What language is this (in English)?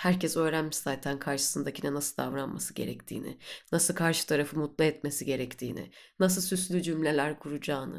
Turkish